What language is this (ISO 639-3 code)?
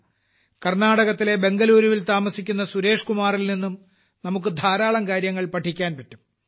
mal